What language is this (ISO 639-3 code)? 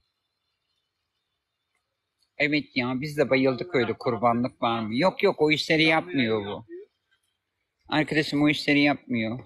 tur